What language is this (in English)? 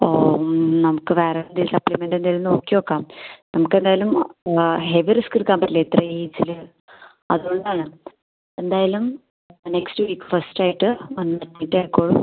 Malayalam